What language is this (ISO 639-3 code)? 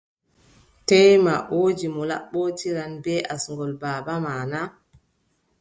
fub